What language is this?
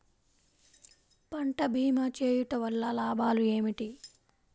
Telugu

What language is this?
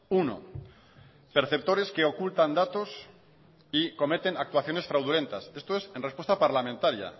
Spanish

